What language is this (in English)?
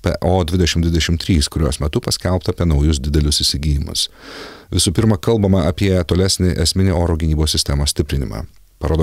Lithuanian